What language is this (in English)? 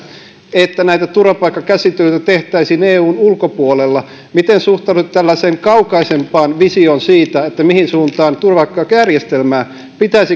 Finnish